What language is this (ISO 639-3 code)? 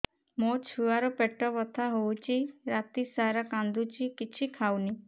ori